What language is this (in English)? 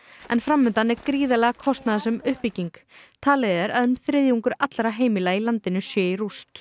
Icelandic